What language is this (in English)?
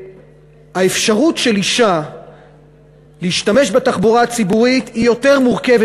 Hebrew